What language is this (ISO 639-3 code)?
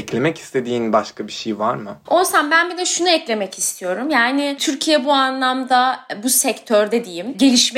tur